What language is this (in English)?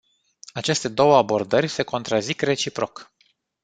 Romanian